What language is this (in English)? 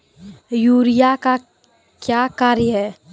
Maithili